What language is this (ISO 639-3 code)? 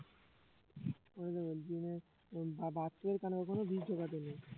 ben